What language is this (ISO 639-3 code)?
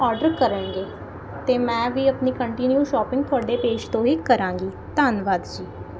pan